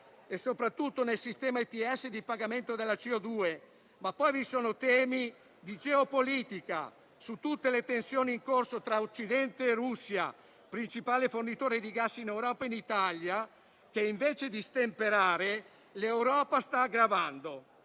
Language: Italian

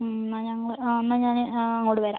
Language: Malayalam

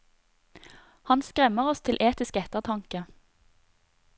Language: Norwegian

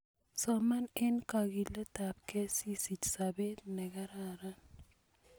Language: Kalenjin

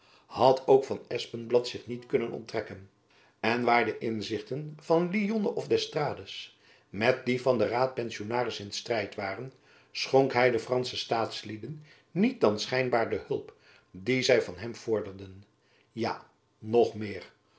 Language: Dutch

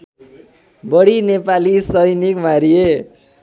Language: Nepali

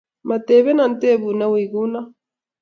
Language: Kalenjin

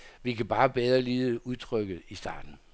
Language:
Danish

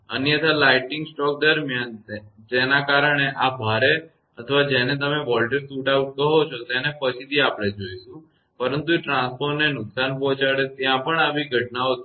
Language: Gujarati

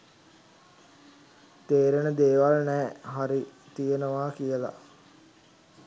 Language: Sinhala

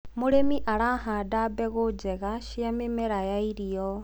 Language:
Kikuyu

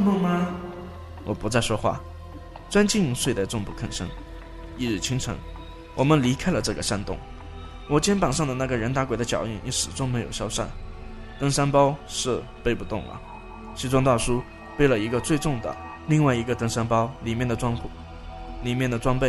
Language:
Chinese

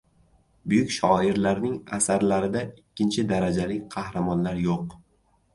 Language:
Uzbek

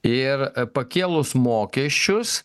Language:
Lithuanian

